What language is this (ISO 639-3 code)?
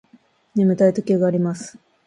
jpn